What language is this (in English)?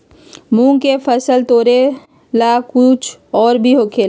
Magahi